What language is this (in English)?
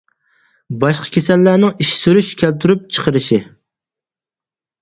Uyghur